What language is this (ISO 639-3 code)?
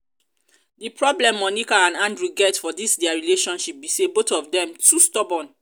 pcm